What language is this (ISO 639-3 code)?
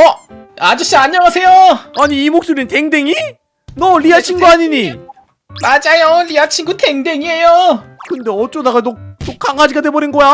kor